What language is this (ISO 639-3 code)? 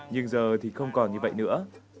vie